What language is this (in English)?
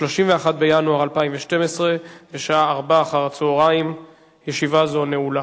Hebrew